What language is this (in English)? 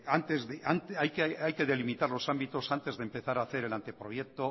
Spanish